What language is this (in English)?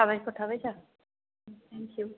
Bodo